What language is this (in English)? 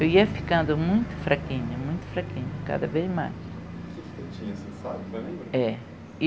Portuguese